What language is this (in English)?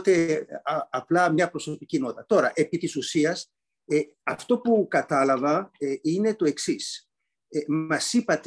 Greek